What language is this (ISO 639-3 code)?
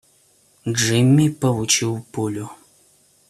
rus